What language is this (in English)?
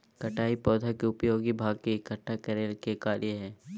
Magahi